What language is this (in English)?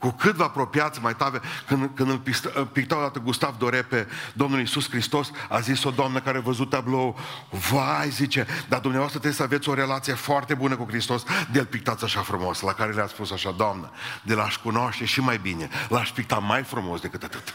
Romanian